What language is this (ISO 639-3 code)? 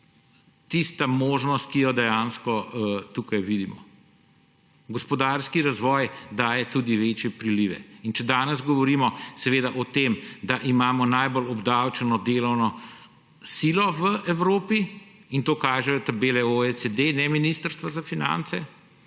slv